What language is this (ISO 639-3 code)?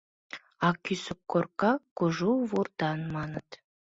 chm